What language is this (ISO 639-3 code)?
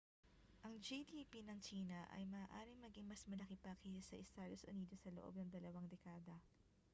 fil